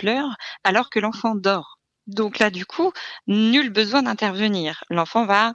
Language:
French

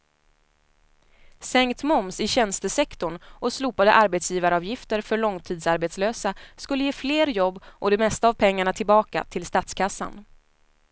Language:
Swedish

